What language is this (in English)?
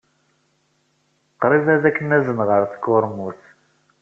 Kabyle